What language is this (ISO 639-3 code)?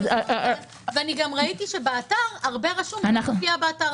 heb